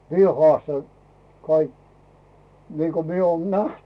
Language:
Finnish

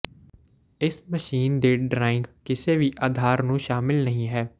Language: Punjabi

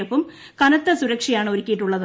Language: Malayalam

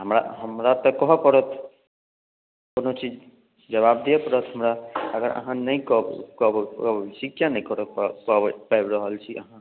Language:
Maithili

